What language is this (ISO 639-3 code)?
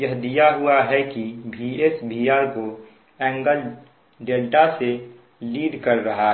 hin